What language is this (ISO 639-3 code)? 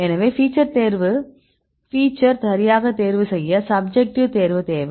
tam